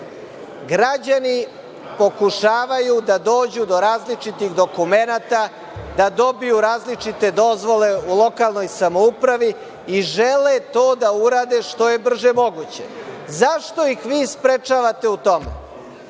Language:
Serbian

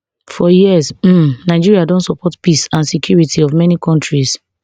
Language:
Nigerian Pidgin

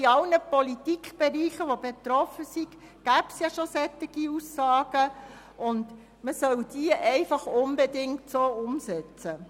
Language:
Swiss German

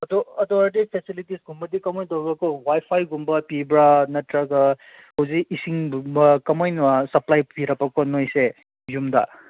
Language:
Manipuri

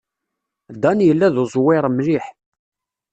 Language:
Kabyle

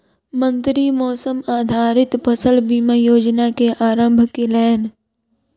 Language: Maithili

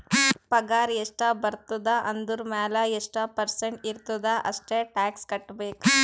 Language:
Kannada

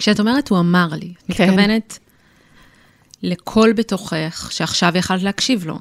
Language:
Hebrew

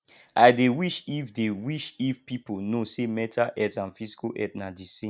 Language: Nigerian Pidgin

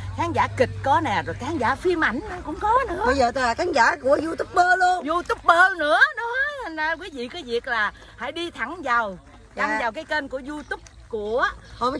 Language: Vietnamese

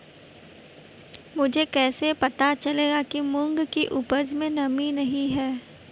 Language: Hindi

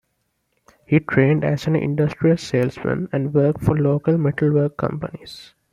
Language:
English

